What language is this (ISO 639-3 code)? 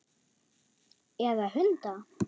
isl